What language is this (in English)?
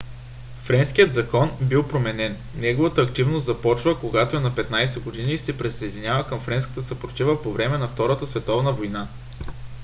Bulgarian